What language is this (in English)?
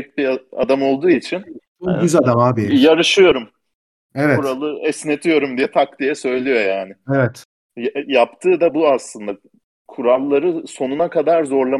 Turkish